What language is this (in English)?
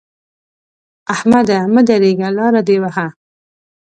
Pashto